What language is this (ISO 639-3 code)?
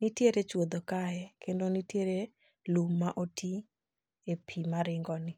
luo